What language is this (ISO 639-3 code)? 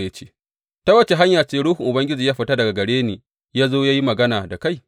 hau